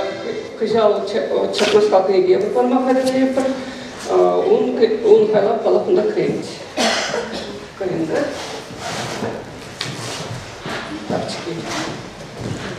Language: Russian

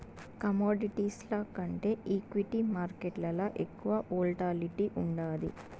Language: Telugu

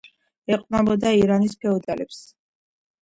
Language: Georgian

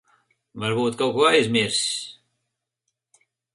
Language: Latvian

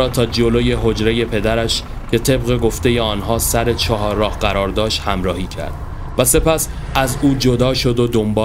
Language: Persian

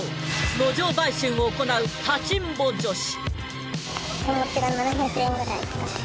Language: Japanese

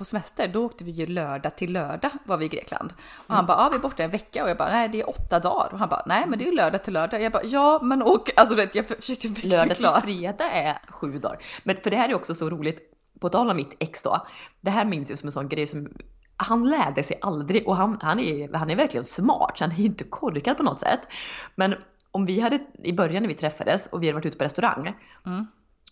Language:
Swedish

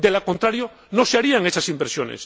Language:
Spanish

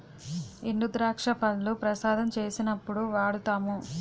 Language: Telugu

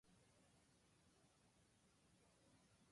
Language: Japanese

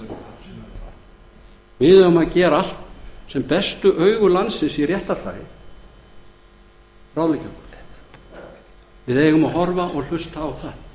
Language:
Icelandic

